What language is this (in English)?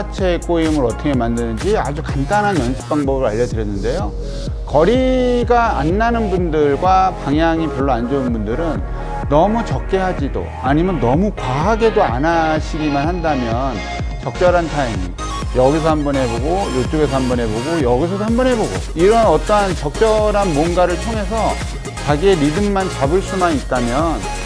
Korean